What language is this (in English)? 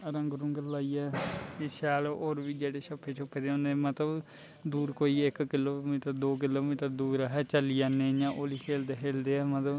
Dogri